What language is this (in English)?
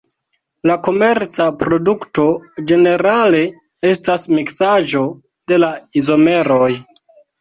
Esperanto